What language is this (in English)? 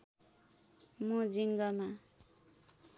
Nepali